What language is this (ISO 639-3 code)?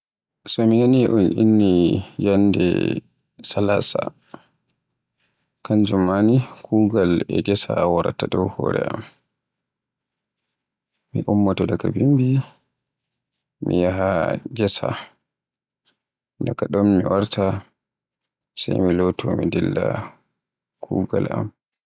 fue